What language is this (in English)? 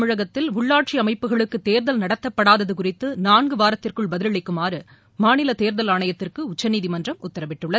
Tamil